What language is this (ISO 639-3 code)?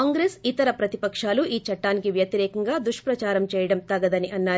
tel